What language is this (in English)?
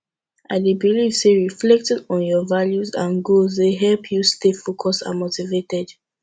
Nigerian Pidgin